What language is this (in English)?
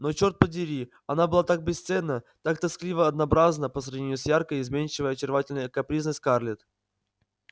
Russian